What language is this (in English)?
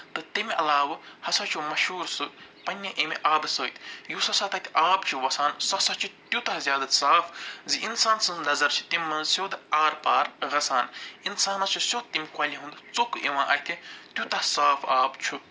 Kashmiri